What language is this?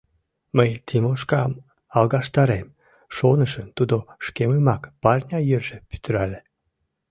Mari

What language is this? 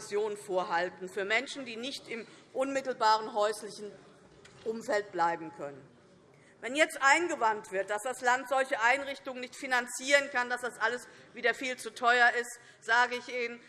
German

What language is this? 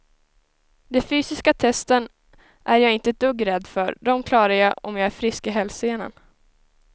Swedish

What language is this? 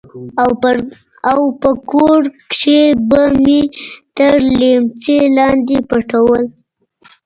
Pashto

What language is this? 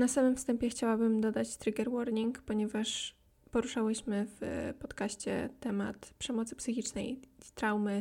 Polish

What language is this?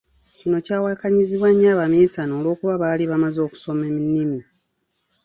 Ganda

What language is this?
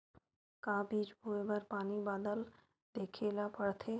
Chhattisgarhi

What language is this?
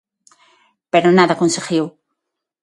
Galician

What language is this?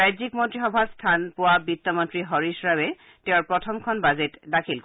Assamese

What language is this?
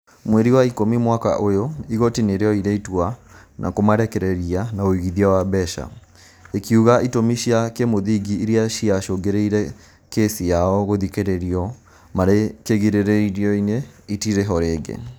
Kikuyu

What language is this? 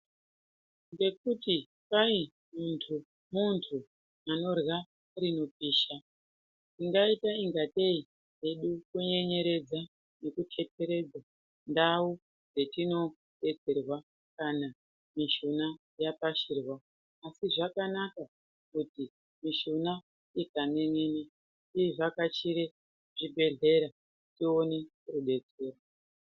Ndau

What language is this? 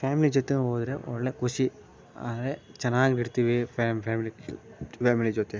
Kannada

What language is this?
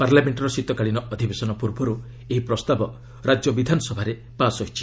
Odia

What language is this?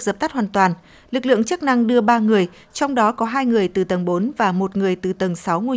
Vietnamese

